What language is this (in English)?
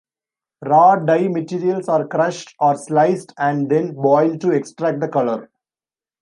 English